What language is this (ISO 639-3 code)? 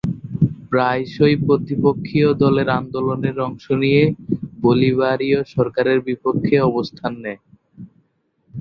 ben